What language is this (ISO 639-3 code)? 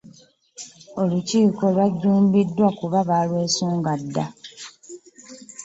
lug